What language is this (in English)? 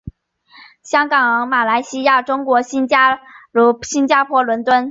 Chinese